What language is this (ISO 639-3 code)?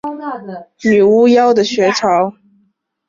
zho